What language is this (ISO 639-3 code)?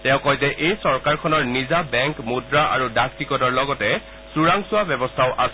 asm